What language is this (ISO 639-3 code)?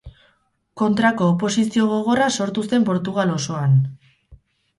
eus